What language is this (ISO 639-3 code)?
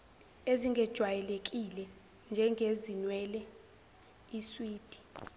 zul